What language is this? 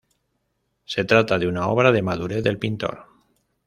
Spanish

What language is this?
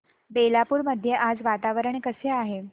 Marathi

